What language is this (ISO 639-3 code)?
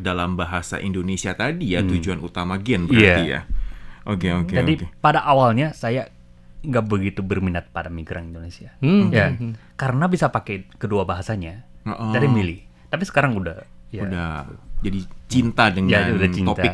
ind